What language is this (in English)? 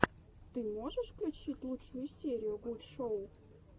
Russian